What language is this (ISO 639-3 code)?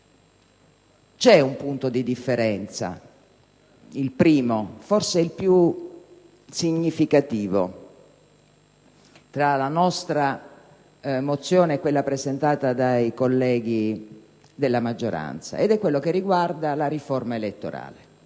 ita